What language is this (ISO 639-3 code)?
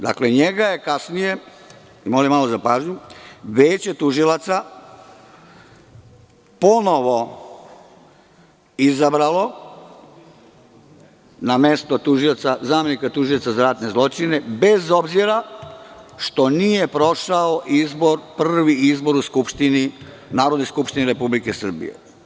srp